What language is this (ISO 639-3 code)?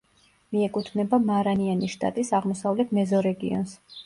kat